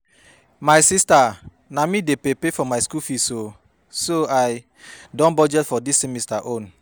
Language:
Nigerian Pidgin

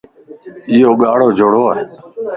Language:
Lasi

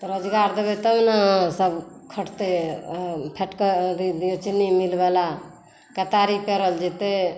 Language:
Maithili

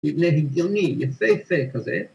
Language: Hebrew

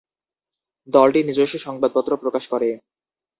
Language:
Bangla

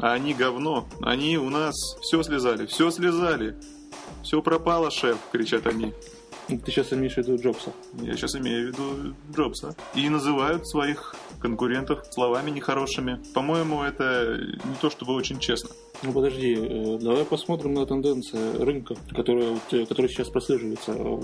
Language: Russian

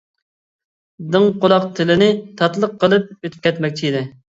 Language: Uyghur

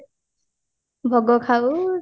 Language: Odia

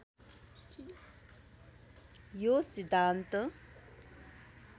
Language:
Nepali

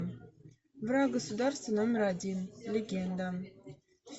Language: Russian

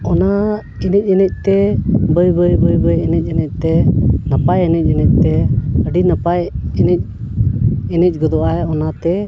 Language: Santali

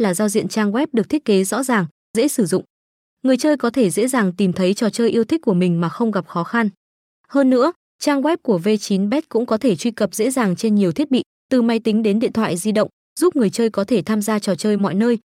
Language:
Vietnamese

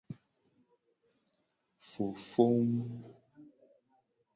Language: Gen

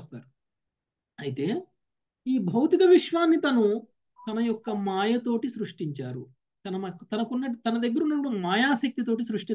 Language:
Telugu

